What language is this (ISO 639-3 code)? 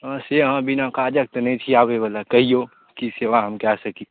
mai